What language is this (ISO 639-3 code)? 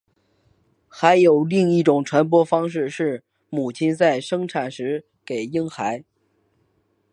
zho